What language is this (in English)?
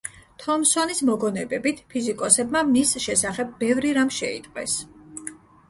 Georgian